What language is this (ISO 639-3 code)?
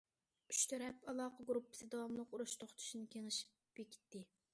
uig